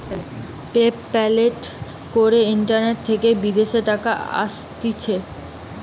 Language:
Bangla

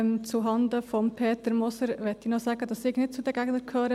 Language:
Swiss German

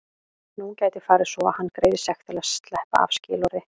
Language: Icelandic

